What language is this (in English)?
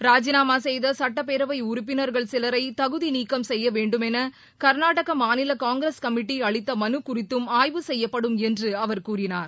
Tamil